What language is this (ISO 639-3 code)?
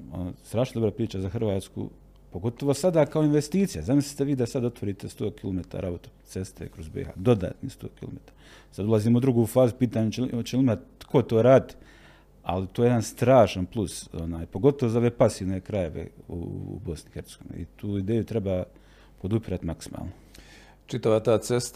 hrv